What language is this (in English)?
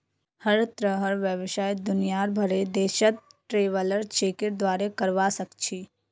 Magahi